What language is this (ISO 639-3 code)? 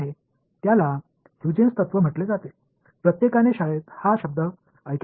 tam